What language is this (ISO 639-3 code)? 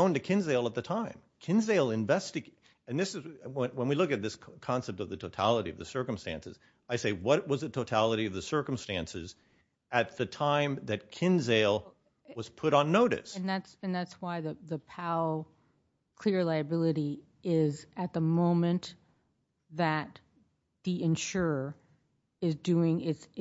eng